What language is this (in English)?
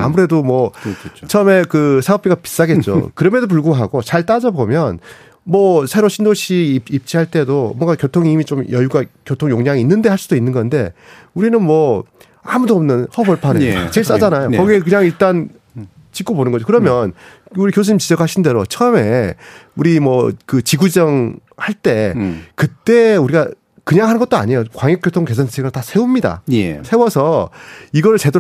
Korean